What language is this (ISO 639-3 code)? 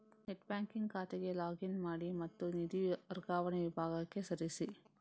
kan